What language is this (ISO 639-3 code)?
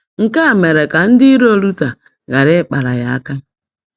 ibo